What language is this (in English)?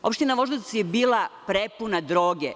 Serbian